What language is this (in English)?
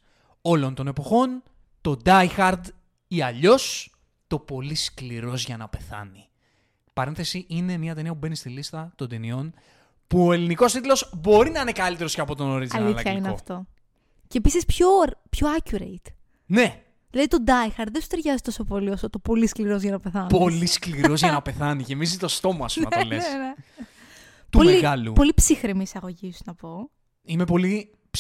Greek